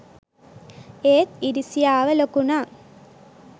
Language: Sinhala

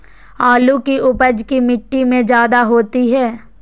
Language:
Magahi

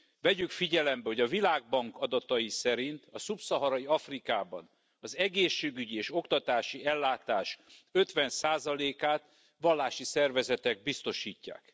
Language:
Hungarian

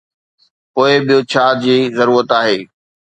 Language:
Sindhi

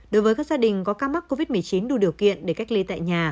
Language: Vietnamese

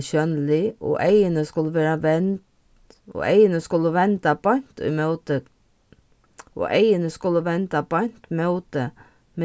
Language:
Faroese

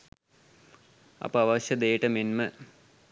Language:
Sinhala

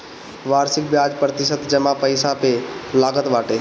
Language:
Bhojpuri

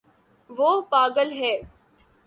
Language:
Urdu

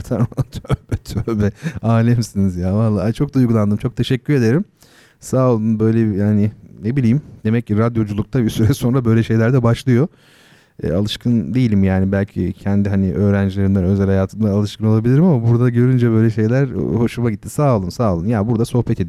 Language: Turkish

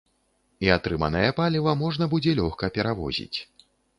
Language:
Belarusian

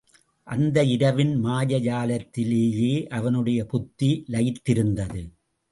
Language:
Tamil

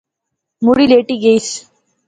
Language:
Pahari-Potwari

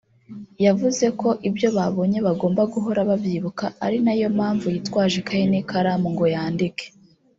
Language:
Kinyarwanda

